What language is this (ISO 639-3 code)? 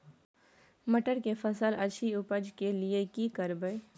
mai